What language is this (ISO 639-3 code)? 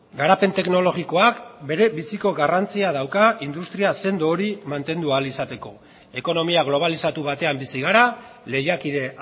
eus